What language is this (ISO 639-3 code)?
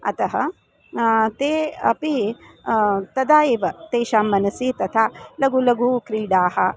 san